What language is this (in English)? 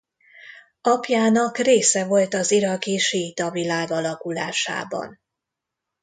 Hungarian